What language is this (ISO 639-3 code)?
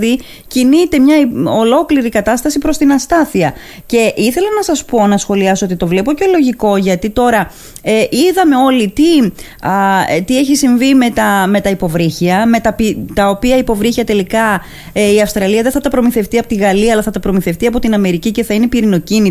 ell